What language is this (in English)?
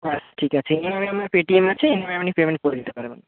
Bangla